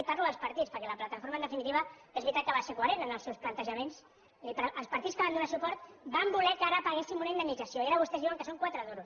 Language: Catalan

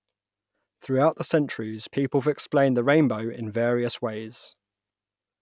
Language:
English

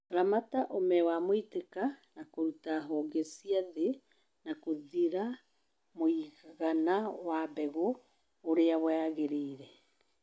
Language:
Kikuyu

